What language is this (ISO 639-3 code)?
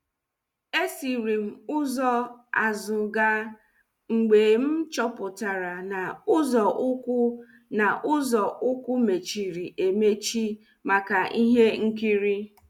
ibo